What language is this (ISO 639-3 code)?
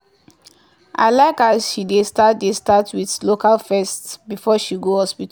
pcm